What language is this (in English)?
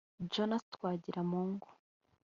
Kinyarwanda